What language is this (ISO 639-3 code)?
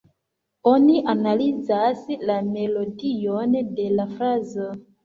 epo